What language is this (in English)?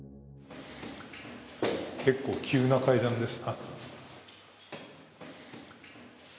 Japanese